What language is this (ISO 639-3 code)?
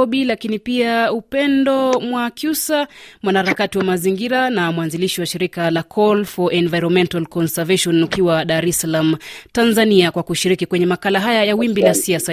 swa